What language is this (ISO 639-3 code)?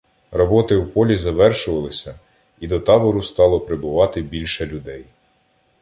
ukr